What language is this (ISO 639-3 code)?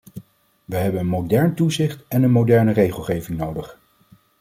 nld